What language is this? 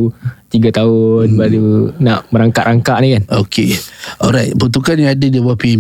Malay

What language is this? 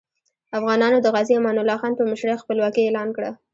Pashto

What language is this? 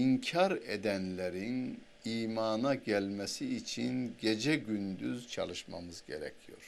Turkish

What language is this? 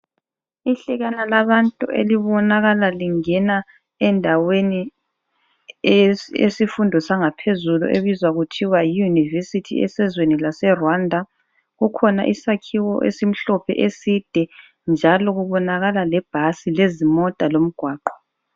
North Ndebele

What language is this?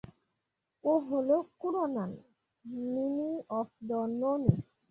Bangla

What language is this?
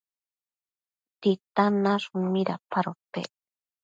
Matsés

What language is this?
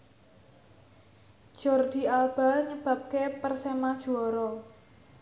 Javanese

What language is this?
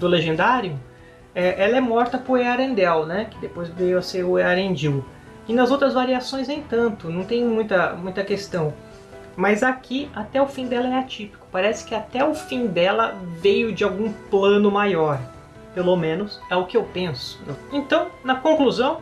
Portuguese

